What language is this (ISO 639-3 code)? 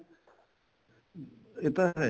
pan